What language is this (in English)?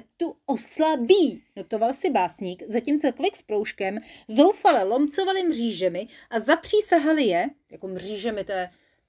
Czech